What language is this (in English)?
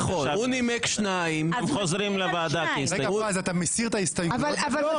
Hebrew